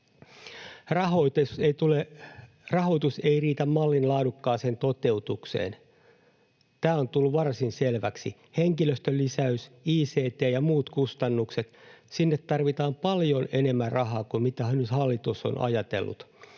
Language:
Finnish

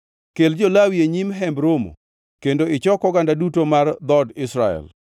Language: Luo (Kenya and Tanzania)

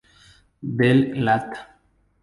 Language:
Spanish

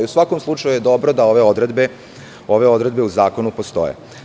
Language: Serbian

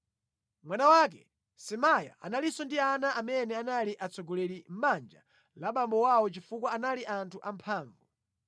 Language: Nyanja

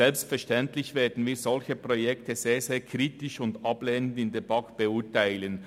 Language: Swiss German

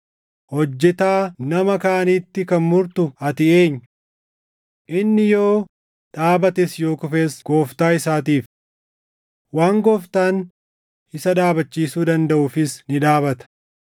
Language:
Oromo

